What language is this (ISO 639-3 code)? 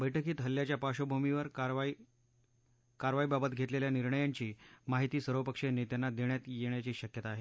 mar